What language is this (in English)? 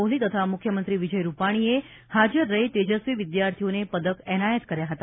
Gujarati